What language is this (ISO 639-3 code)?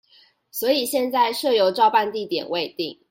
zho